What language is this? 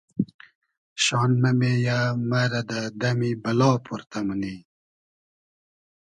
Hazaragi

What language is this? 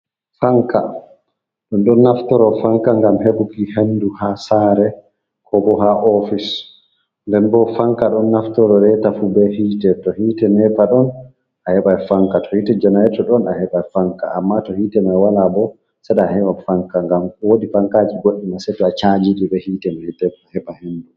Fula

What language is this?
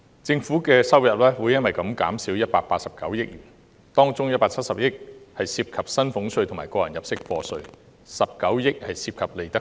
Cantonese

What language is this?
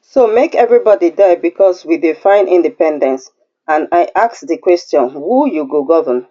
Nigerian Pidgin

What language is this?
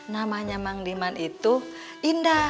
Indonesian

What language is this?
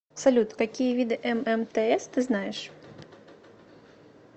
Russian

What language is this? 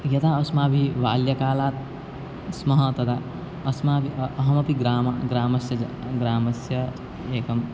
Sanskrit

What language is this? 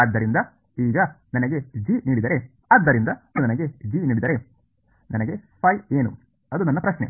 Kannada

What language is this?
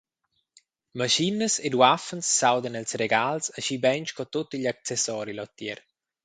Romansh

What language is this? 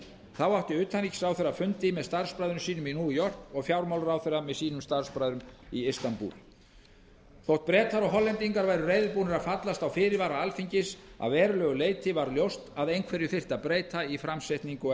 Icelandic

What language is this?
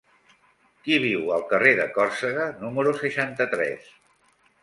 Catalan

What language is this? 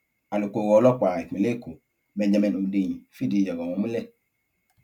Yoruba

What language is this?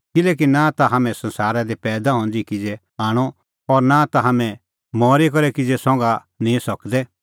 Kullu Pahari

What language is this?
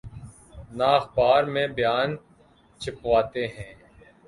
Urdu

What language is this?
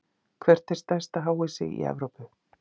Icelandic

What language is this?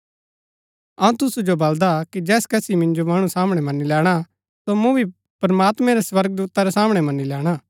Gaddi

